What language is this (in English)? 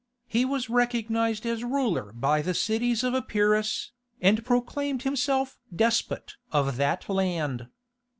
English